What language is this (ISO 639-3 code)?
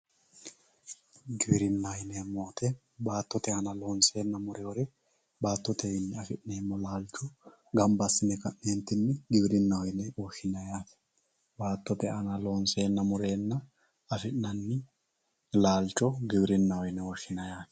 sid